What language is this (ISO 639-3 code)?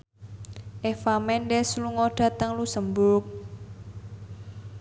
jav